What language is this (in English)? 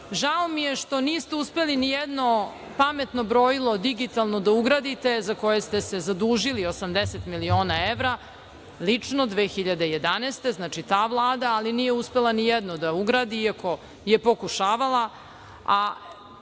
Serbian